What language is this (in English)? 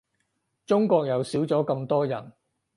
Cantonese